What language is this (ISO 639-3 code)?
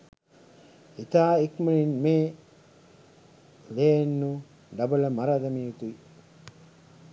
sin